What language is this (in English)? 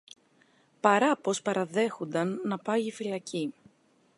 Greek